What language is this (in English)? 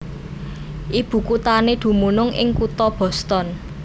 Javanese